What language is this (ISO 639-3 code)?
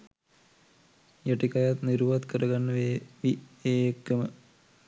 sin